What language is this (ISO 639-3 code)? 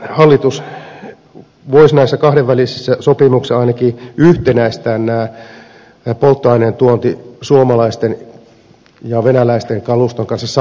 fin